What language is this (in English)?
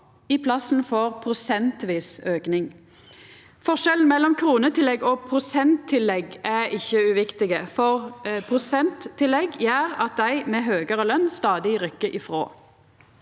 Norwegian